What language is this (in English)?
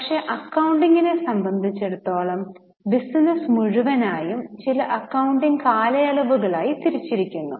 Malayalam